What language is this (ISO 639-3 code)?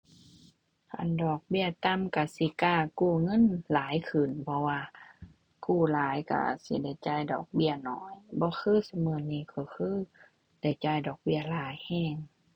tha